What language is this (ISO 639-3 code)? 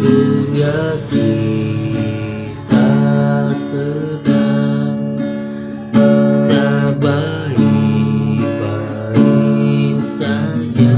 ind